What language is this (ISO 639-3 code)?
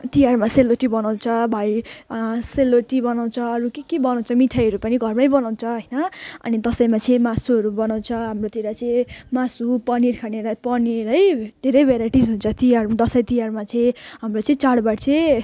nep